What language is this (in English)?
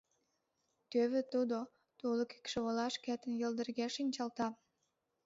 Mari